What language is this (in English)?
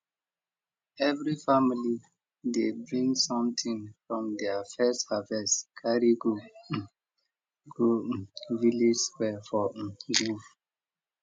Nigerian Pidgin